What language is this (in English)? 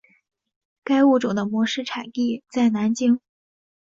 Chinese